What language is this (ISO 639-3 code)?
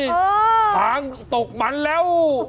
tha